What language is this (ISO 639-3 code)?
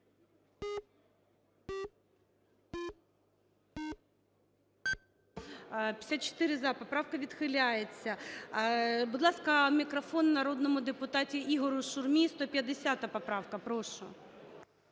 ukr